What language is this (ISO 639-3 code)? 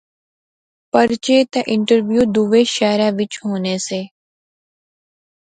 phr